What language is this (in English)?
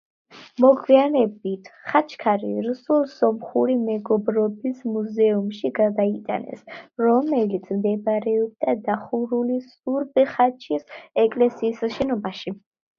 Georgian